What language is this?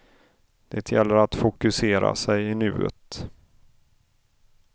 Swedish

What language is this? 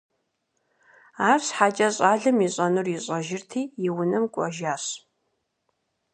Kabardian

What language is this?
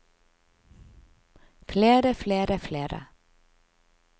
Norwegian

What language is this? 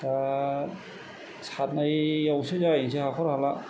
Bodo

